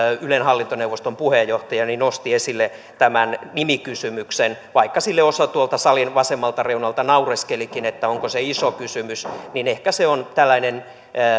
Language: Finnish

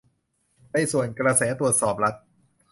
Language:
Thai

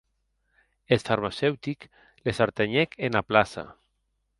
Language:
Occitan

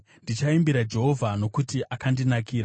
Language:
Shona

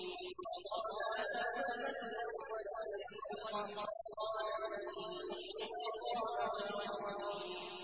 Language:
Arabic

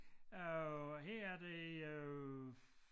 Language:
Danish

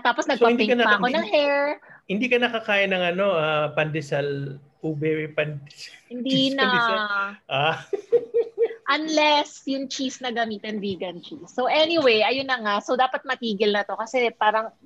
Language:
Filipino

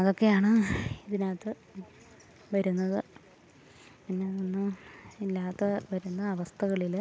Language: Malayalam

